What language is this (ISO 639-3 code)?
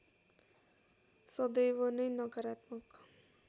nep